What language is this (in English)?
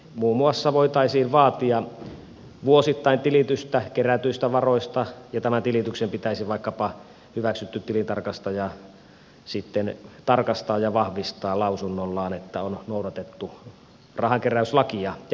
Finnish